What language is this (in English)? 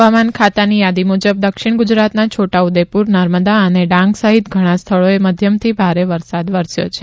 Gujarati